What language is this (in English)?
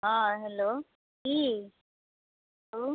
Maithili